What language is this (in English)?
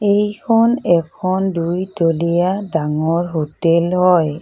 Assamese